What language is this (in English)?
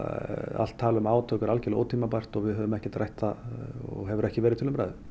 Icelandic